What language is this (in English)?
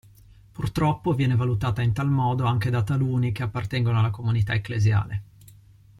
Italian